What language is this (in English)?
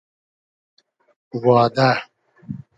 Hazaragi